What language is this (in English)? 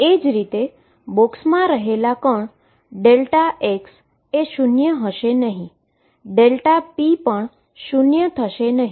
Gujarati